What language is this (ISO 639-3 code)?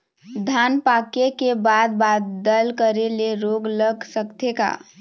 hne